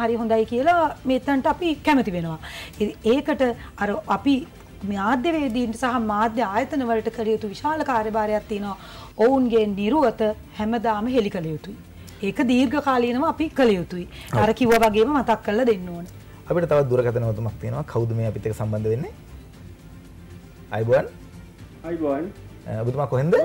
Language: Indonesian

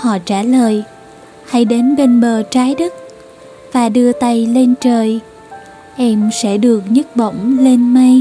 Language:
Vietnamese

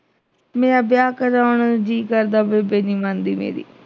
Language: Punjabi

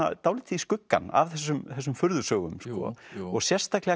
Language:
Icelandic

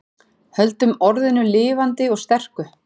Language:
Icelandic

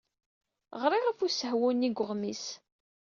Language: Kabyle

